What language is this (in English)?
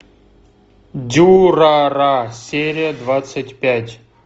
Russian